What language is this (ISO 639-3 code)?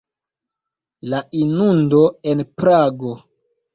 epo